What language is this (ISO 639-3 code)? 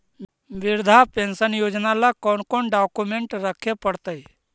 mag